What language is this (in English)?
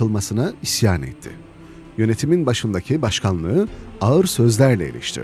Turkish